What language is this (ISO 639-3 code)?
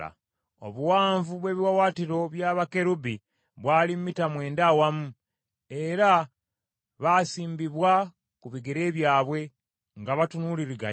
lug